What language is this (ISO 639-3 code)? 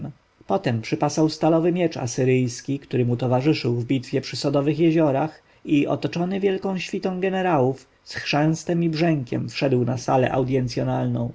pol